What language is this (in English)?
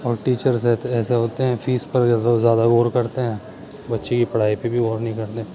Urdu